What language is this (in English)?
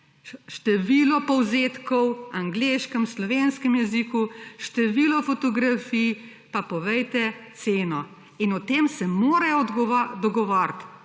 Slovenian